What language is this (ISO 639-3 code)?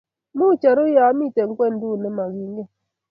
kln